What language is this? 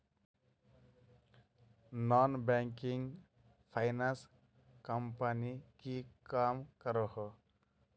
Magahi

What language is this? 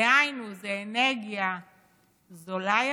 Hebrew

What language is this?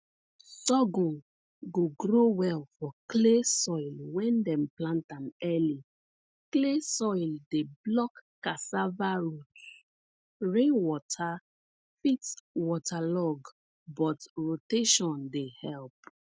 Nigerian Pidgin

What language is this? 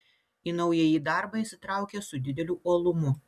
Lithuanian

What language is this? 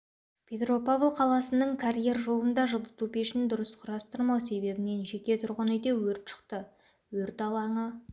Kazakh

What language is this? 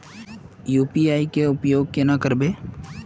Magahi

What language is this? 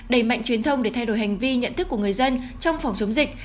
Vietnamese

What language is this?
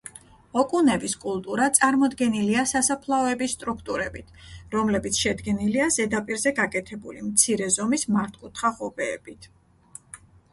Georgian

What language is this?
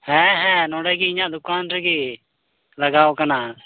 Santali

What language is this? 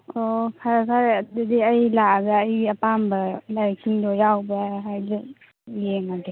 Manipuri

